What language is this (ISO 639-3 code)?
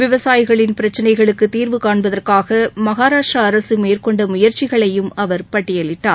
tam